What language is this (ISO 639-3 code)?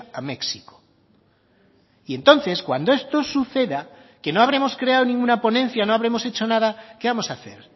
spa